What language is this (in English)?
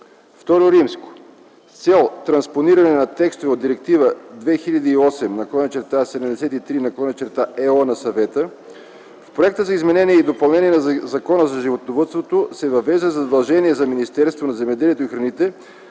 Bulgarian